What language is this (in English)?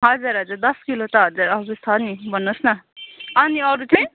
Nepali